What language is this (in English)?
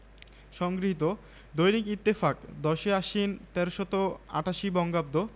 Bangla